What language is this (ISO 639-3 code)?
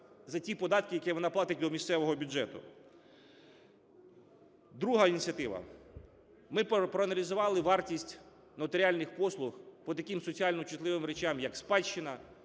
ukr